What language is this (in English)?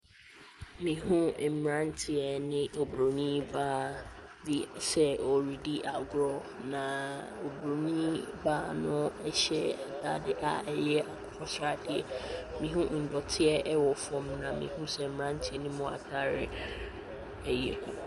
Akan